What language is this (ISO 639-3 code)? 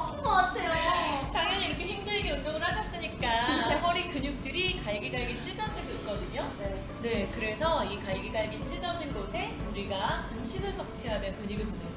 kor